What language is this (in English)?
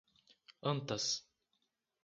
Portuguese